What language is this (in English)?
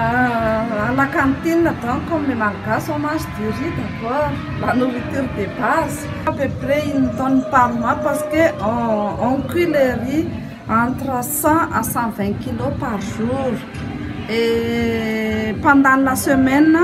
French